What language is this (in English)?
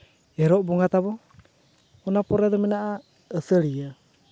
Santali